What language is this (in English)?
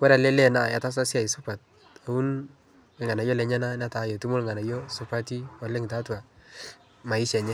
Masai